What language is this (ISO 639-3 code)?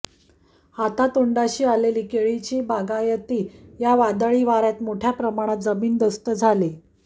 mar